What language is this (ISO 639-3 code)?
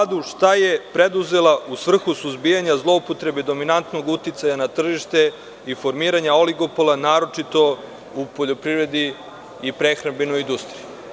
srp